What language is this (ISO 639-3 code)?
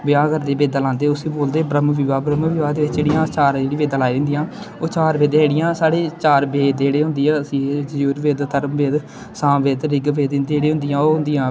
doi